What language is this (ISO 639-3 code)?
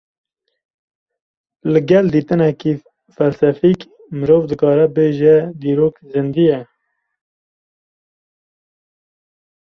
kur